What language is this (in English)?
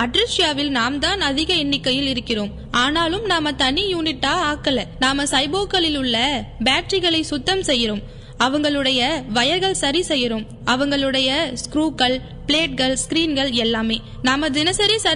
Tamil